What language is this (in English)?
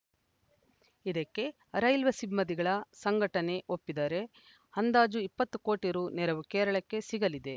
Kannada